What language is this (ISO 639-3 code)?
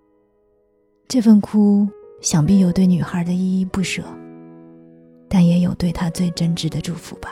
zho